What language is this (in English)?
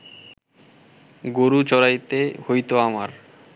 Bangla